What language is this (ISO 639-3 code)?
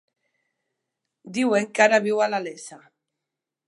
cat